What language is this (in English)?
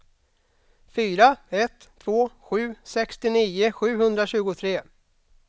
Swedish